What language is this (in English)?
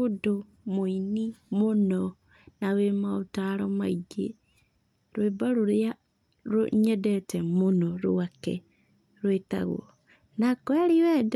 Kikuyu